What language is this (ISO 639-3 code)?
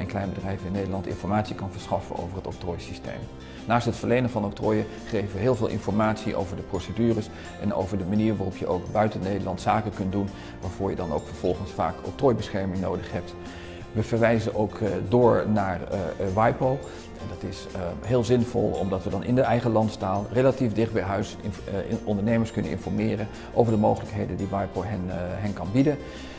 nld